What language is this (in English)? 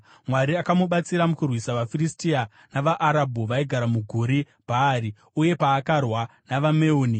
Shona